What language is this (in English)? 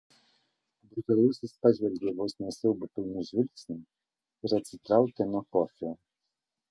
Lithuanian